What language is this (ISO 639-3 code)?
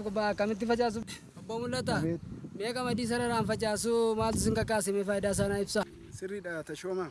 ind